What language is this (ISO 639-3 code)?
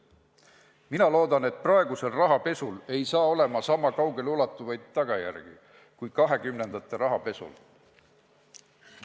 est